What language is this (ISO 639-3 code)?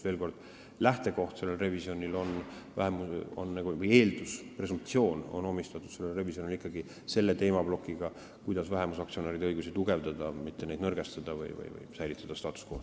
est